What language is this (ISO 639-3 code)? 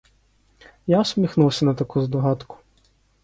ukr